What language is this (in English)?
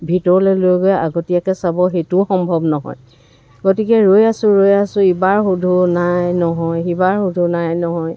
Assamese